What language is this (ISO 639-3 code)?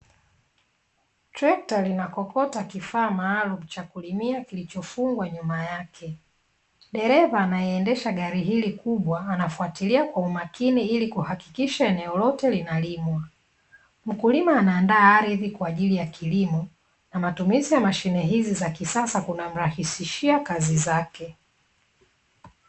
swa